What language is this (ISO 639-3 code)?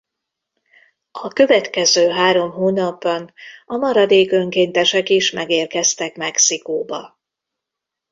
hun